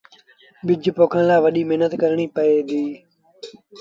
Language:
Sindhi Bhil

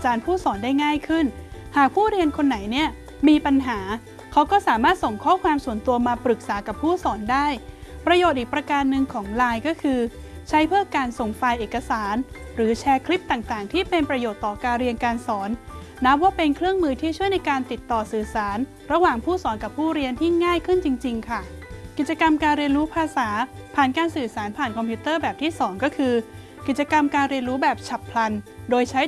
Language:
Thai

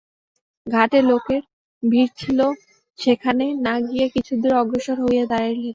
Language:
Bangla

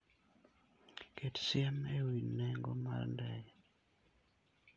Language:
Luo (Kenya and Tanzania)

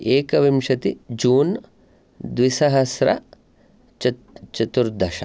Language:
Sanskrit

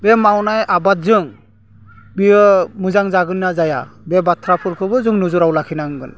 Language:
Bodo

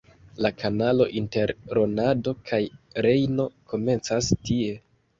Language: Esperanto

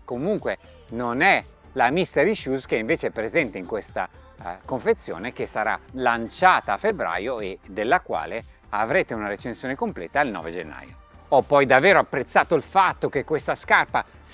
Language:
Italian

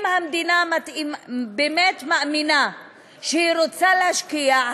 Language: Hebrew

